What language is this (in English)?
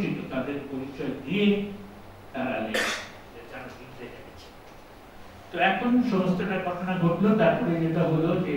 Bangla